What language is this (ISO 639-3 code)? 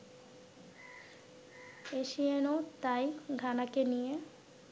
ben